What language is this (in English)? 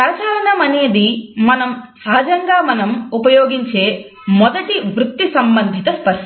Telugu